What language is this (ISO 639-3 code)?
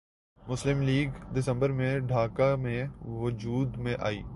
urd